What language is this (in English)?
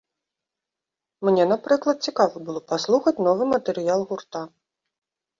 Belarusian